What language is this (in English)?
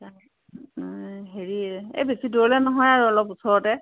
Assamese